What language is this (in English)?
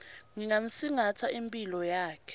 Swati